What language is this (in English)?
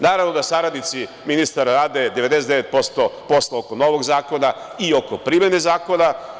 Serbian